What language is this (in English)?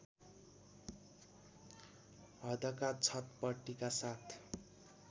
Nepali